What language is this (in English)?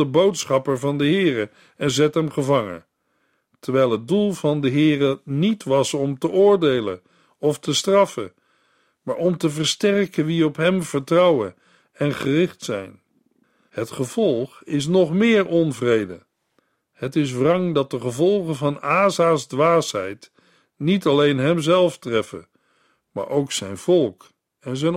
Dutch